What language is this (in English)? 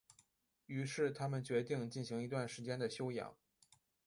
Chinese